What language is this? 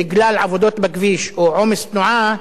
Hebrew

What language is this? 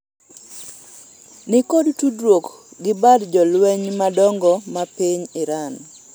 Luo (Kenya and Tanzania)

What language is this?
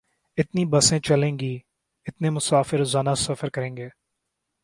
Urdu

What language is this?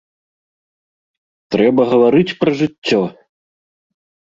Belarusian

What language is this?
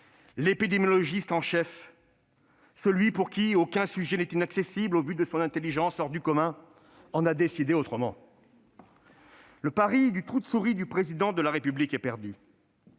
French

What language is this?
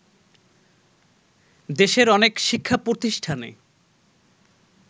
Bangla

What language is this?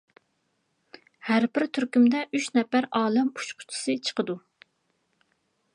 Uyghur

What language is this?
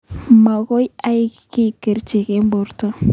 Kalenjin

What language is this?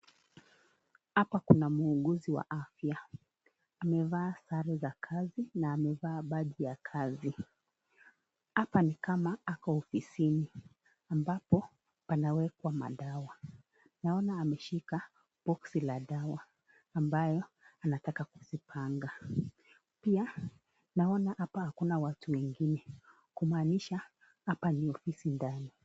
Swahili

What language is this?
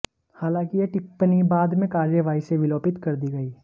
Hindi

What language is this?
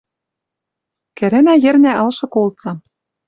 Western Mari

